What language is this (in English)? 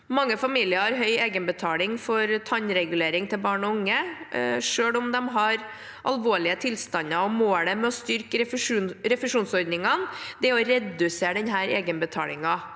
Norwegian